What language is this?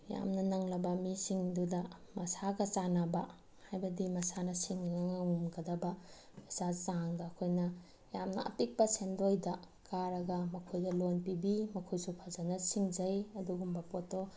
Manipuri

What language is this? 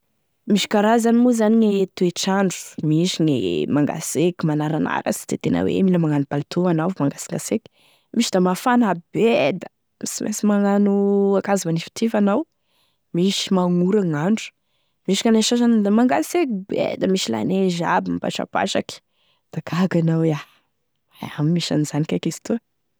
Tesaka Malagasy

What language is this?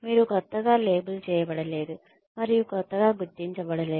Telugu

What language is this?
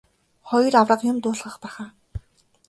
Mongolian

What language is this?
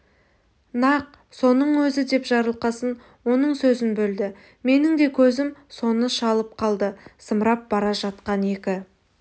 Kazakh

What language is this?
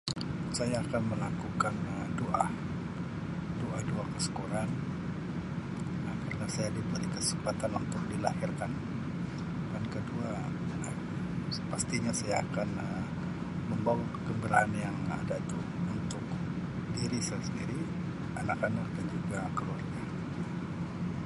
Sabah Malay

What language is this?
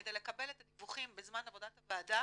Hebrew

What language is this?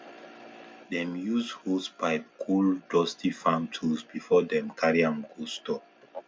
Nigerian Pidgin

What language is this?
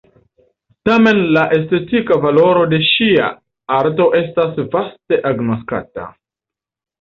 Esperanto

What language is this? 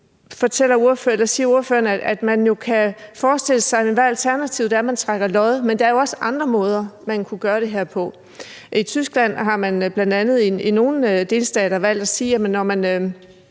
Danish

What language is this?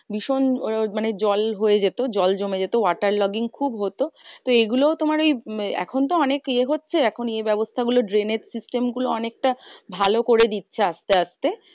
Bangla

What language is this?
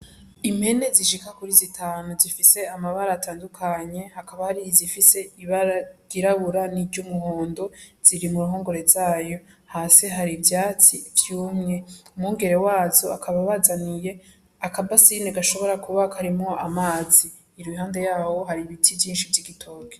Rundi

